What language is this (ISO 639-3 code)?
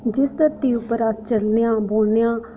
doi